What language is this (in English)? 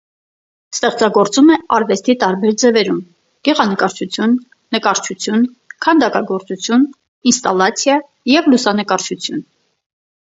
Armenian